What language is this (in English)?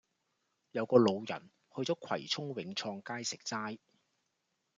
Cantonese